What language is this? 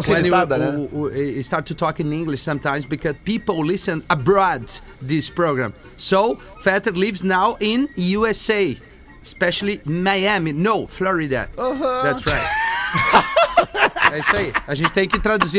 Portuguese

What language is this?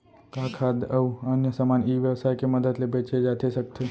Chhattisgarhi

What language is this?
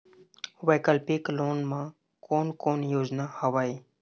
Chhattisgarhi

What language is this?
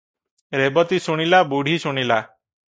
Odia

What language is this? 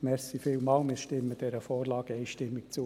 Swiss German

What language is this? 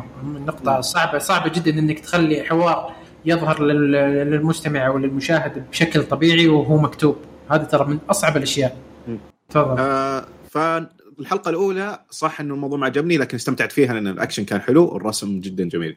Arabic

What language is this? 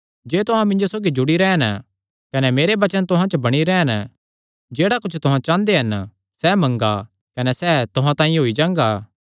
Kangri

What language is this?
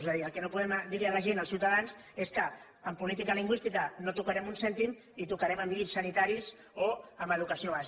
Catalan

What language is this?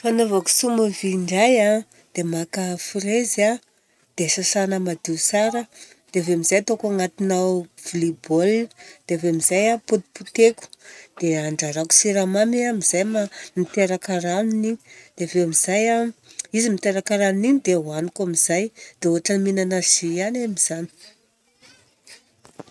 Southern Betsimisaraka Malagasy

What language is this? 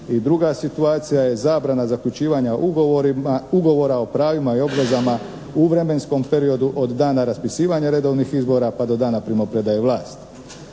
Croatian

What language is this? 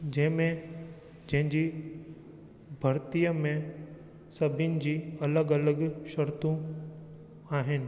Sindhi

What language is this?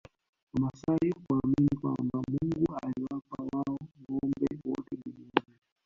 Swahili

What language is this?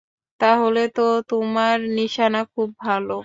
Bangla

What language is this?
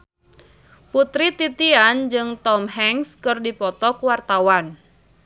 Sundanese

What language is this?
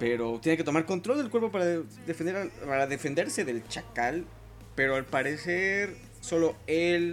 Spanish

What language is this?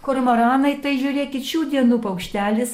Lithuanian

